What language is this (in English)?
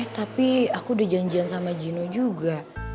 Indonesian